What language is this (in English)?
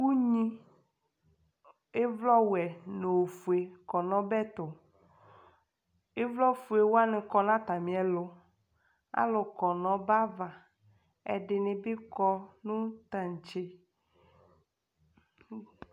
Ikposo